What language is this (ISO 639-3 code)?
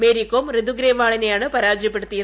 mal